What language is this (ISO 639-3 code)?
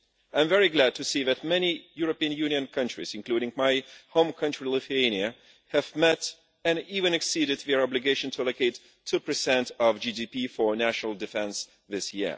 eng